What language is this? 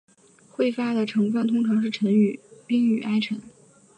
Chinese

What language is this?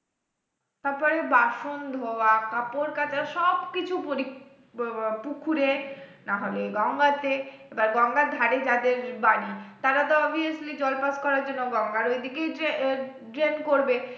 Bangla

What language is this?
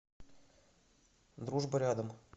Russian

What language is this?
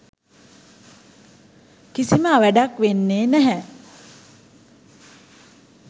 Sinhala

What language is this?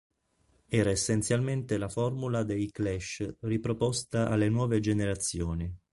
Italian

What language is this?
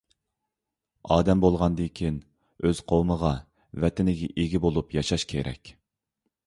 Uyghur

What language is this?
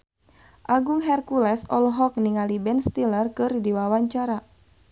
Sundanese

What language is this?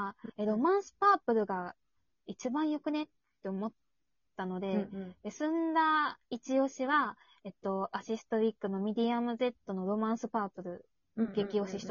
Japanese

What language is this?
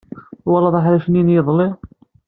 Kabyle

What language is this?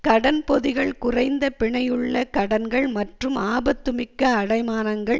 Tamil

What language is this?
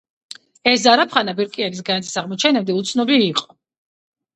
Georgian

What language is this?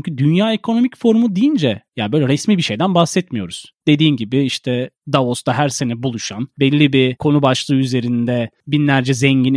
Turkish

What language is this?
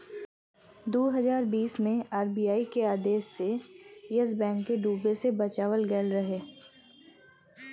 Bhojpuri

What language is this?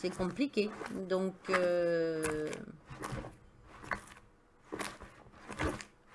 French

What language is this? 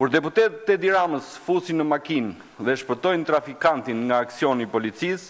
Romanian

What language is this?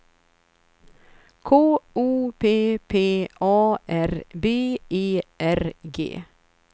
Swedish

